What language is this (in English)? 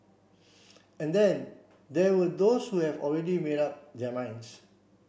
English